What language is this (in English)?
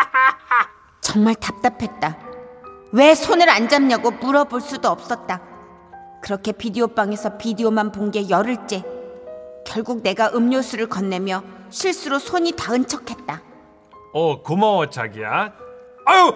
Korean